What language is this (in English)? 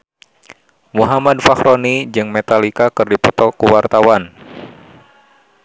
Sundanese